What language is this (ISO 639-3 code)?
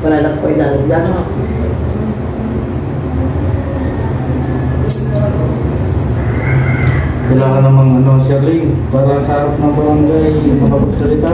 fil